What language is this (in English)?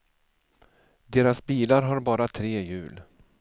Swedish